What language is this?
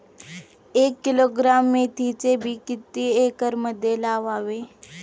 Marathi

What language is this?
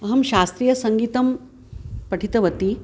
Sanskrit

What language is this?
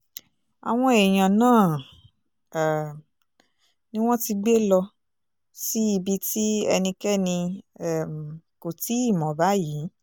Yoruba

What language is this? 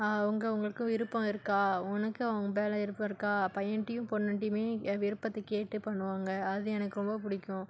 Tamil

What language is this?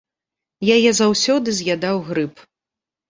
Belarusian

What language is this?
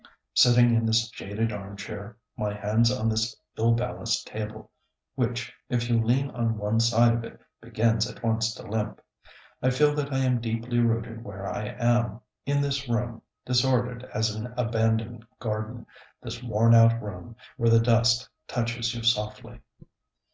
English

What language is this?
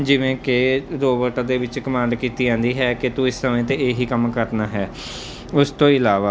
Punjabi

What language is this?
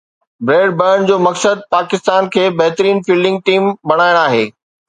Sindhi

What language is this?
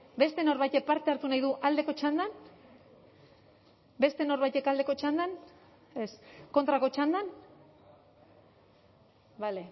Basque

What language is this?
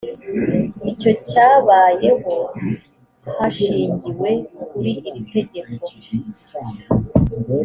Kinyarwanda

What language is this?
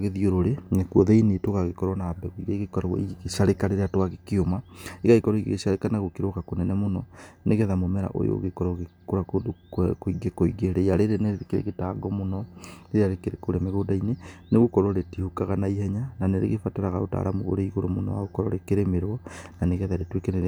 Kikuyu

